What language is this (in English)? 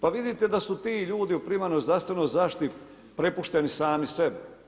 Croatian